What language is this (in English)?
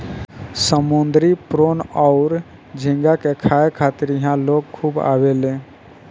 Bhojpuri